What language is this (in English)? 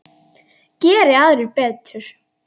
Icelandic